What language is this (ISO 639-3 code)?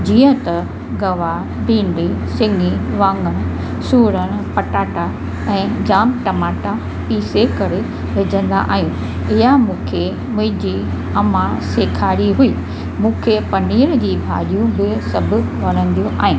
snd